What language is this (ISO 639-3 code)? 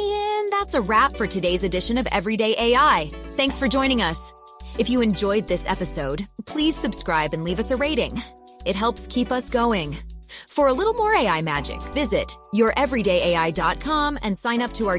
eng